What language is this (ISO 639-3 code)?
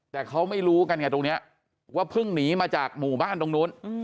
tha